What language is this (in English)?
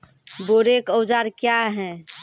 Maithili